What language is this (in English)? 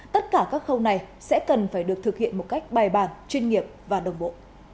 Vietnamese